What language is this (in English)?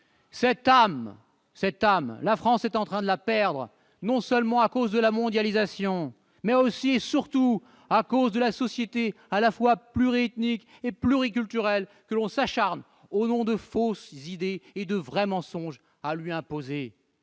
French